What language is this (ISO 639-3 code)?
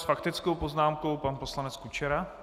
ces